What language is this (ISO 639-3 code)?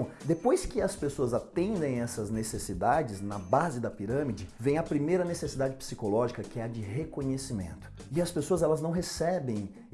por